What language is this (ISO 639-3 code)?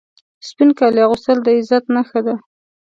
pus